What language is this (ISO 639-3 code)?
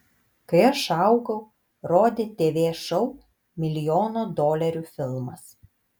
lit